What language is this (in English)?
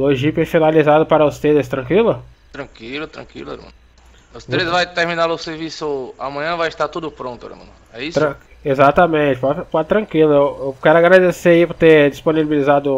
Portuguese